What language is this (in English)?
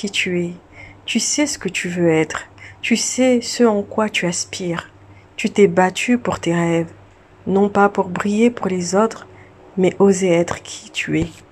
French